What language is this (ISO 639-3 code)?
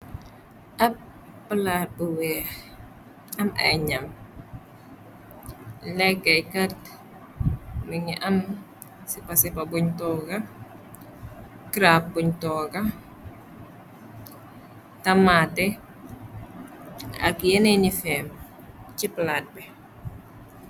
wol